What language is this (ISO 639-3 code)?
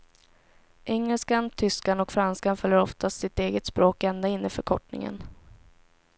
swe